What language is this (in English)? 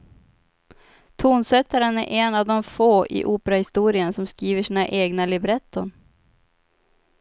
Swedish